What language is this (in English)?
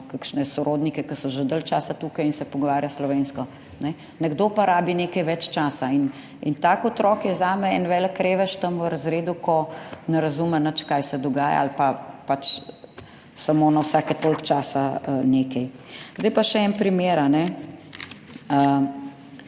Slovenian